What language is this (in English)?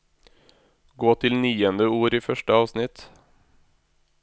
Norwegian